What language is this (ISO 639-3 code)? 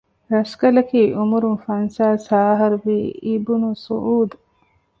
div